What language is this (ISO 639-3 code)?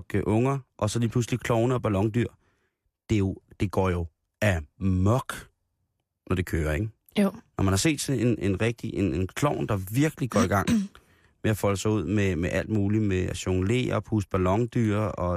dan